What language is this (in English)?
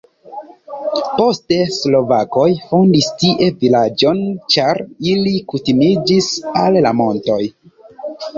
Esperanto